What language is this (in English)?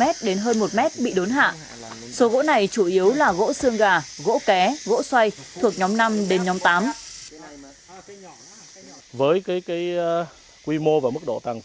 Vietnamese